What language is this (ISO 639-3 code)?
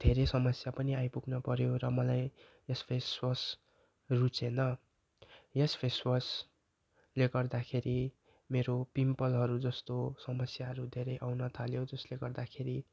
nep